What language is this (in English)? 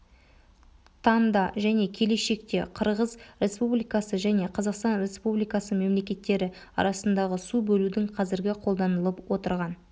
Kazakh